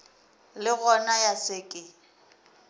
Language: Northern Sotho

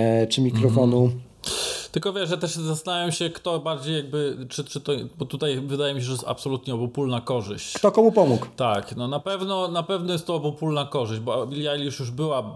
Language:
Polish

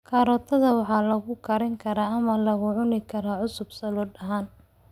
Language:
Somali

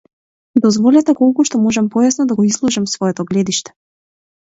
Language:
Macedonian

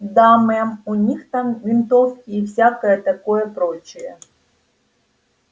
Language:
Russian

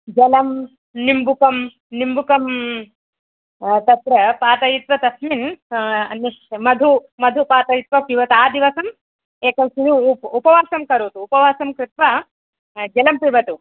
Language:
Sanskrit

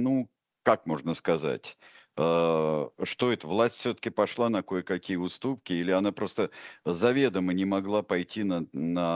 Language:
Russian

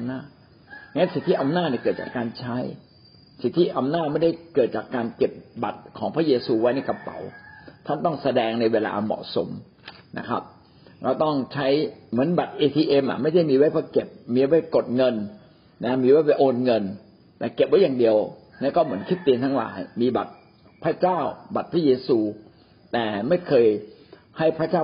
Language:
Thai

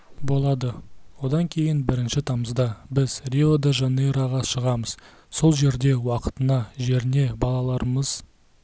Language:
Kazakh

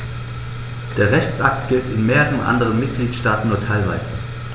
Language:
German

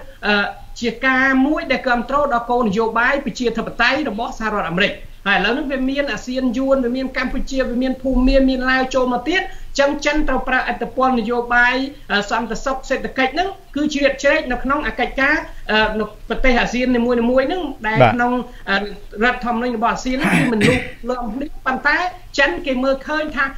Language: Thai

